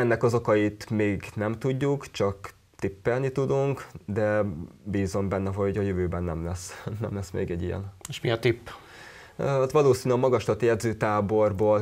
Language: Hungarian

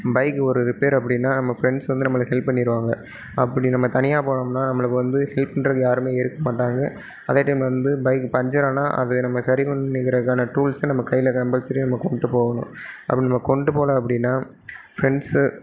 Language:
Tamil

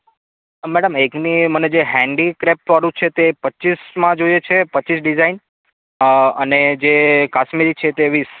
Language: Gujarati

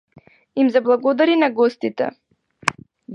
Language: Macedonian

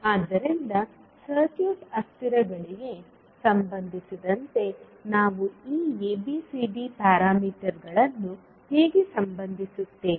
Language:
Kannada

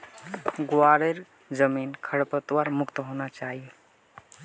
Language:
Magahi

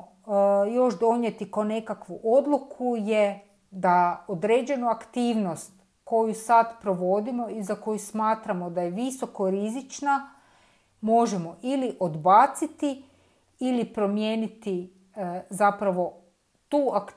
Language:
Croatian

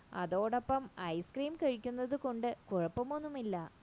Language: Malayalam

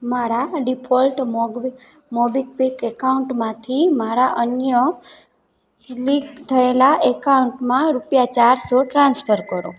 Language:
Gujarati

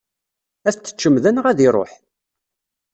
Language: Kabyle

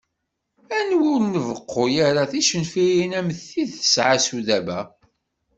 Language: Kabyle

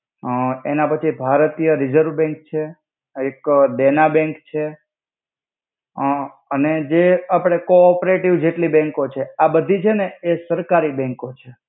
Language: Gujarati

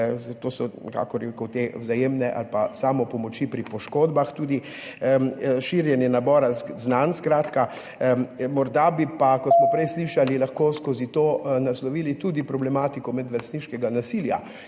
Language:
Slovenian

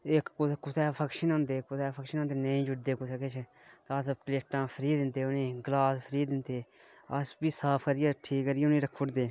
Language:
Dogri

